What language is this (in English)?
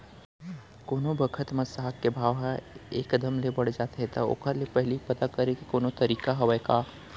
Chhattisgarhi